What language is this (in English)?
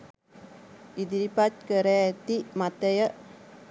Sinhala